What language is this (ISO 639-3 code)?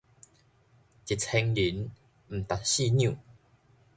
nan